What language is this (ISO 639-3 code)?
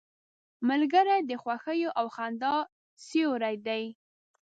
pus